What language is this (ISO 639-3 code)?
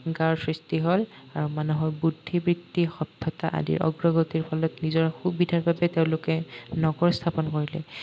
asm